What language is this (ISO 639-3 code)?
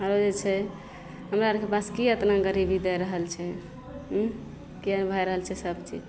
mai